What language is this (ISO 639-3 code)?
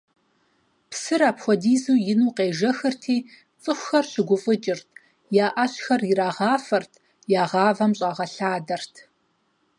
kbd